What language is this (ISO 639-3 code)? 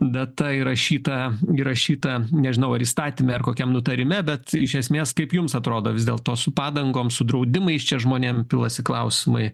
lit